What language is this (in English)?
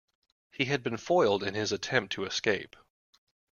English